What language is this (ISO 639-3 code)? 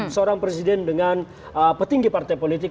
ind